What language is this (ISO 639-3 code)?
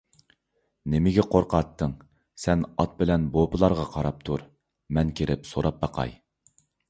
uig